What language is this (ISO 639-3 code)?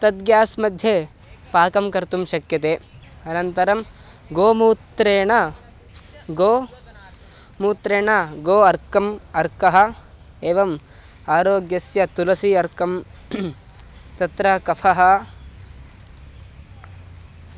san